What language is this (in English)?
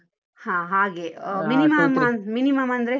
Kannada